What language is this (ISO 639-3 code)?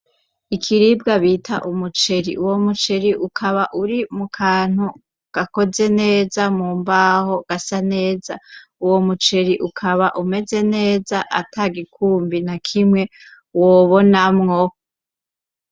run